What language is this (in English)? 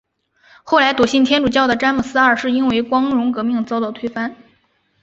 Chinese